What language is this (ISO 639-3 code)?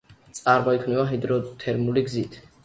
kat